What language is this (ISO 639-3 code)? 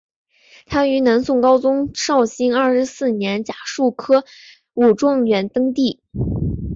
zho